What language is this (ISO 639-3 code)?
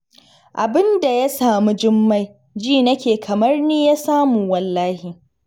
hau